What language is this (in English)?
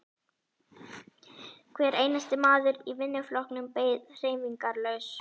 Icelandic